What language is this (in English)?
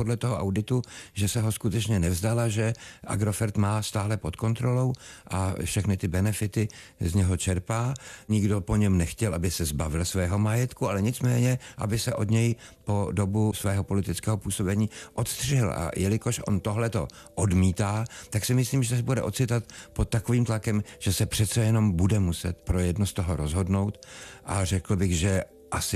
Czech